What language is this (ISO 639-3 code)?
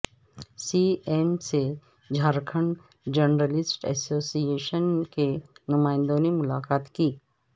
urd